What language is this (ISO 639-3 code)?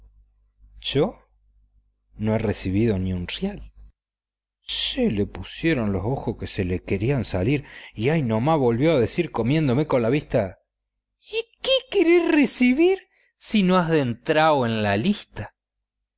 spa